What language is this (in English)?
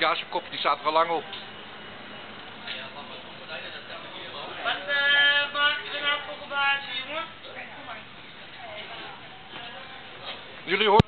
Dutch